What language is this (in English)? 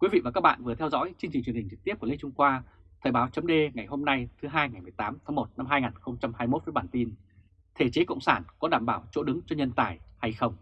Vietnamese